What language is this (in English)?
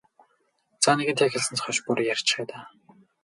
Mongolian